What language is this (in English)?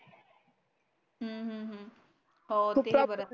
Marathi